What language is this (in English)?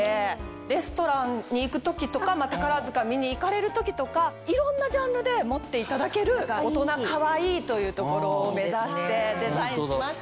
Japanese